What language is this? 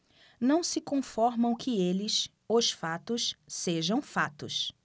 Portuguese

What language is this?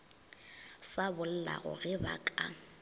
Northern Sotho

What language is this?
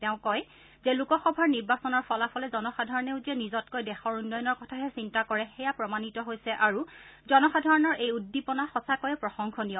Assamese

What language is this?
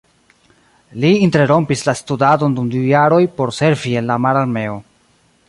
Esperanto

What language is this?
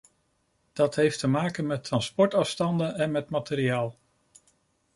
Dutch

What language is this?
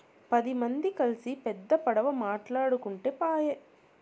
Telugu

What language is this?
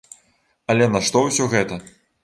Belarusian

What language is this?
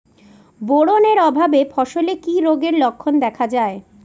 Bangla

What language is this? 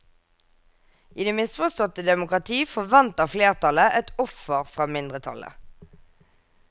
Norwegian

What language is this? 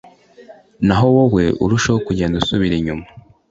Kinyarwanda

